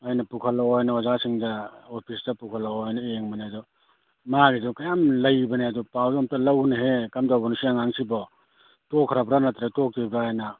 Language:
Manipuri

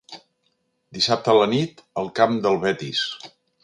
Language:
Catalan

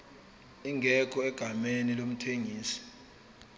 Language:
Zulu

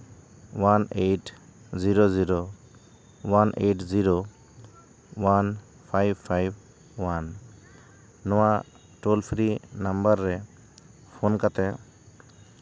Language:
Santali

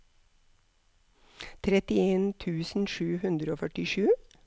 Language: Norwegian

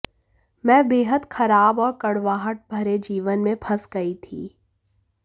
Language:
Hindi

